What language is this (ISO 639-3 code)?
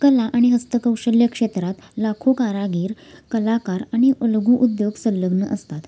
mar